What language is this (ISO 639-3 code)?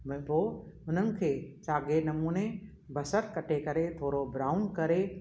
snd